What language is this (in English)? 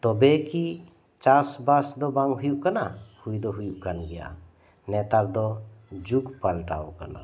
Santali